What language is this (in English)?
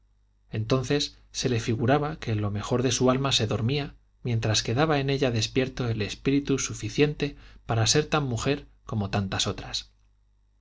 Spanish